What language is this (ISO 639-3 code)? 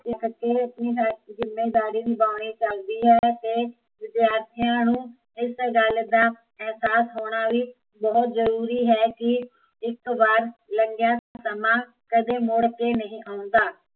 pan